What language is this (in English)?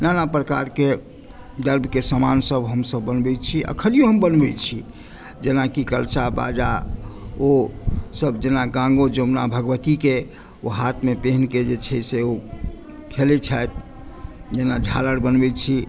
Maithili